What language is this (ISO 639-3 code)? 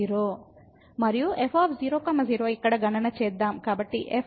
tel